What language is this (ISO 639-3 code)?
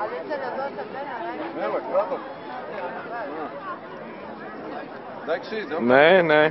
ell